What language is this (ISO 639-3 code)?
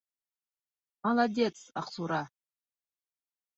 bak